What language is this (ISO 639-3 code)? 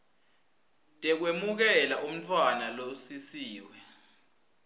ssw